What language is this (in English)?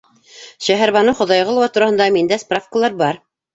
Bashkir